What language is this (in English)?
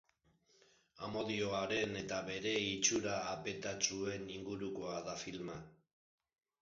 Basque